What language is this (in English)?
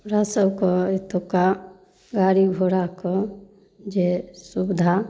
Maithili